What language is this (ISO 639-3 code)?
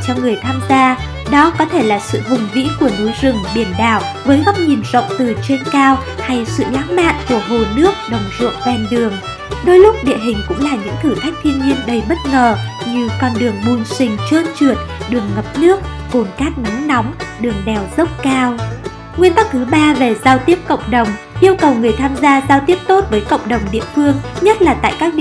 vie